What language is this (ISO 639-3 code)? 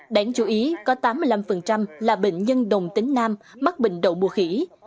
vie